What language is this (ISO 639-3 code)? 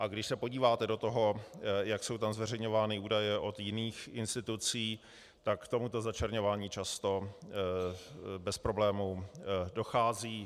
ces